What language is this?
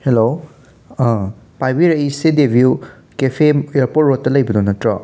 Manipuri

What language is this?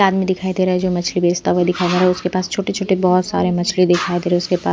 Hindi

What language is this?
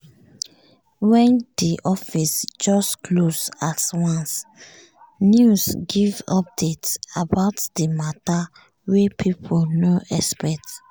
Nigerian Pidgin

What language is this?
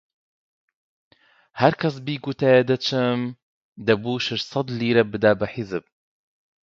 Central Kurdish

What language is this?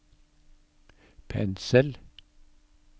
Norwegian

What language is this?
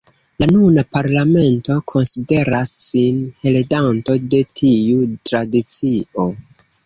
Esperanto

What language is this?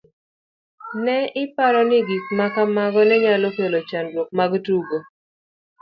Luo (Kenya and Tanzania)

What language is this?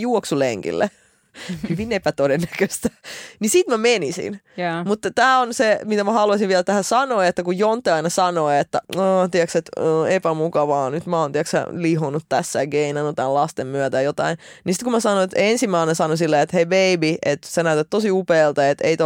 Finnish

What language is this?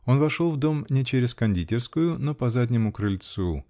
Russian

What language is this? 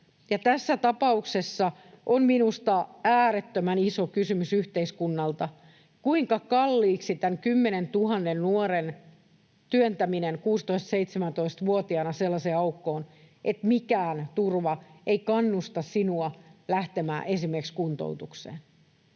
Finnish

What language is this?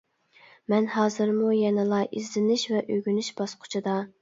Uyghur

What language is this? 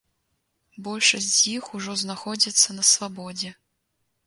Belarusian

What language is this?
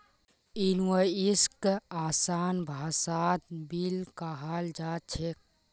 Magahi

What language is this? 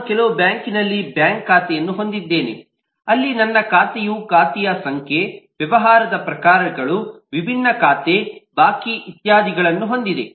Kannada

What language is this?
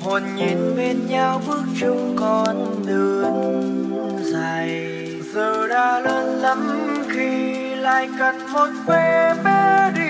Vietnamese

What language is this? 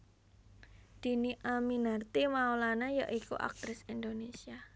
Javanese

